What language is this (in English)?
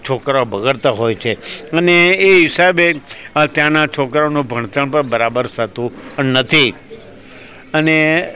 Gujarati